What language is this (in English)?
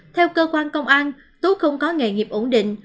Vietnamese